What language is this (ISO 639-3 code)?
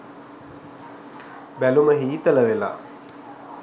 sin